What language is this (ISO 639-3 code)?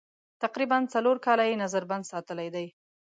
pus